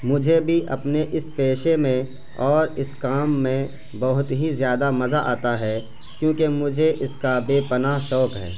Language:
Urdu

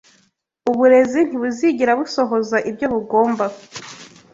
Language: Kinyarwanda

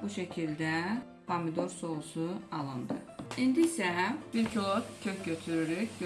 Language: Turkish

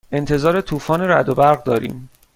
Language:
Persian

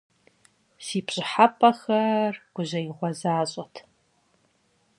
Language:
Kabardian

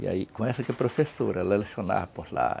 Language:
Portuguese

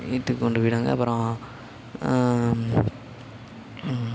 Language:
Tamil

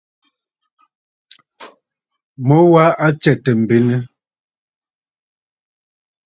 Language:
Bafut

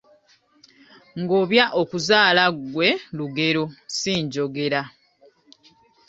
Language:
Ganda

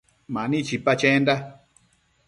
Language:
Matsés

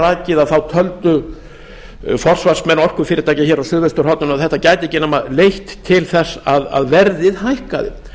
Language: Icelandic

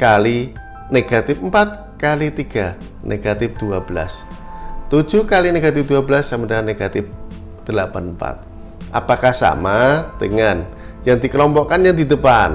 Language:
Indonesian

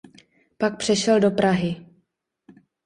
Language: Czech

